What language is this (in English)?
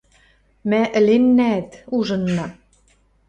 Western Mari